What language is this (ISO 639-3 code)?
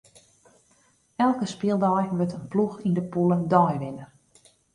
fry